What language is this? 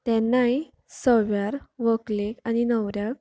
Konkani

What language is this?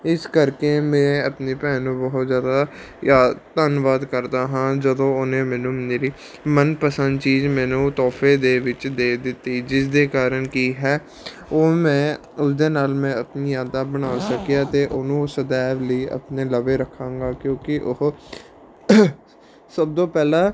Punjabi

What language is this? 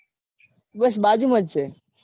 Gujarati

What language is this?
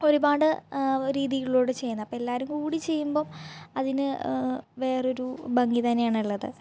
Malayalam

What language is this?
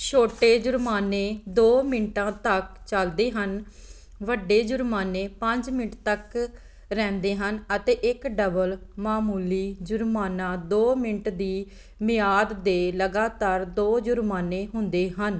Punjabi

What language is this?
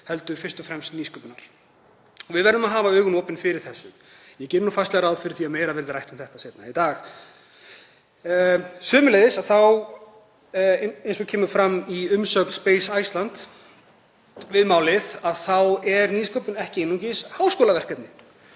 Icelandic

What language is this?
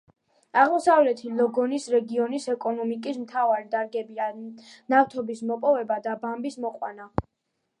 Georgian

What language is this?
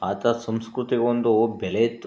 Kannada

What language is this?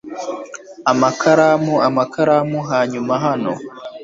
Kinyarwanda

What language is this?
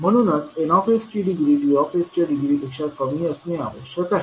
Marathi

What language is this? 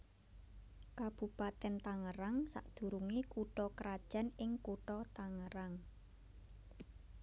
Javanese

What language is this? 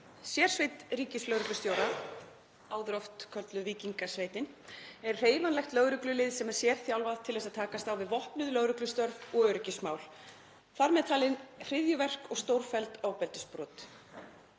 Icelandic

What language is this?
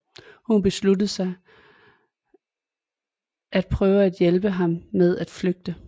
Danish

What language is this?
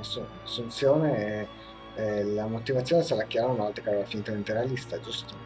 Italian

